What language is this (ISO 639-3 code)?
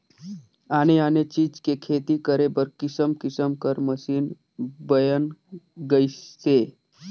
hne